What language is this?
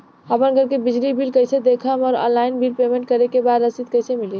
Bhojpuri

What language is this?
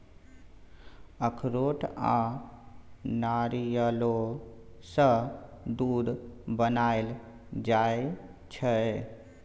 Maithili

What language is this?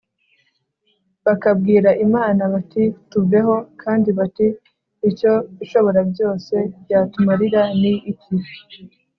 Kinyarwanda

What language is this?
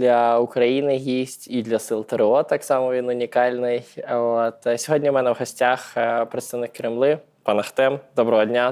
Ukrainian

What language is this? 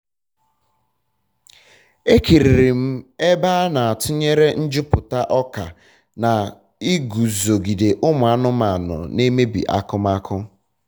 Igbo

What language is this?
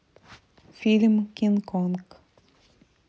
Russian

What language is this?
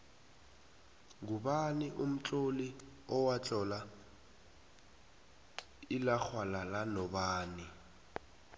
South Ndebele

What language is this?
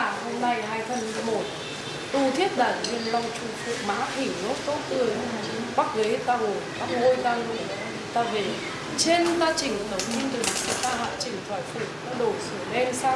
Vietnamese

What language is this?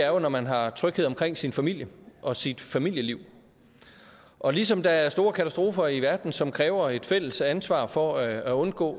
Danish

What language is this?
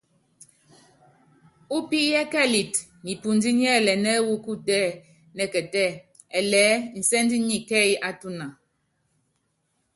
Yangben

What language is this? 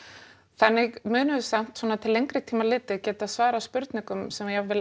Icelandic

